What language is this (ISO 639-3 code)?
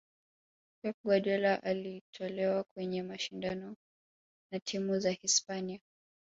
swa